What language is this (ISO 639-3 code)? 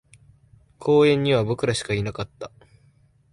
jpn